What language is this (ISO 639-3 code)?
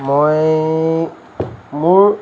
asm